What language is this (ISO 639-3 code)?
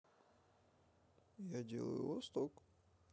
rus